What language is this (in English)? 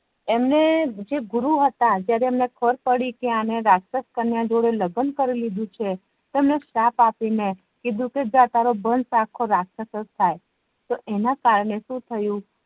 Gujarati